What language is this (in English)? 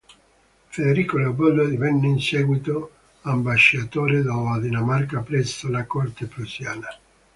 Italian